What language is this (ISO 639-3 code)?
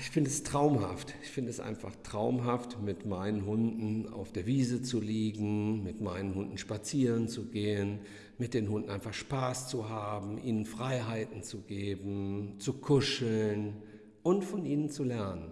deu